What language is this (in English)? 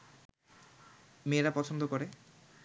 Bangla